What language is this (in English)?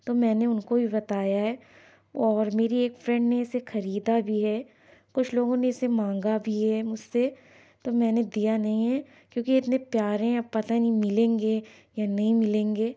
Urdu